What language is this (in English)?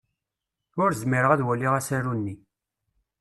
Kabyle